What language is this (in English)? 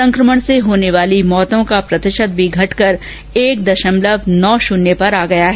Hindi